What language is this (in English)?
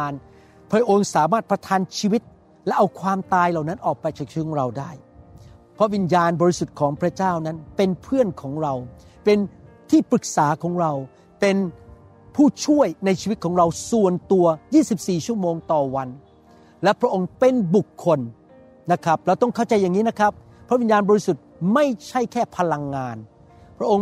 Thai